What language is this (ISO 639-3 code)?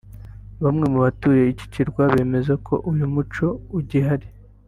kin